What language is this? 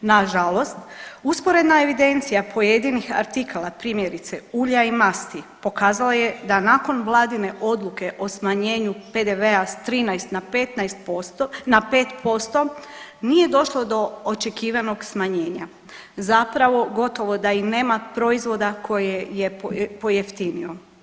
Croatian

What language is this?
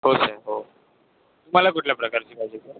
Marathi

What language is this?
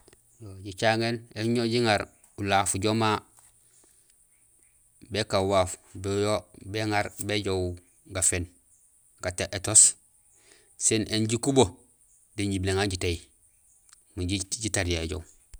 Gusilay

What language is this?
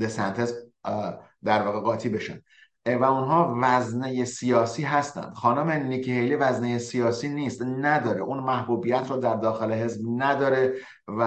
Persian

